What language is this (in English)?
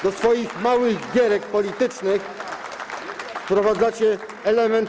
Polish